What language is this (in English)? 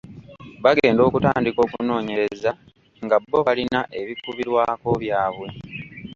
Ganda